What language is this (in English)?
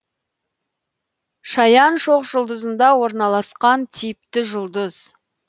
Kazakh